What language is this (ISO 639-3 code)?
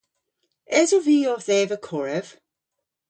cor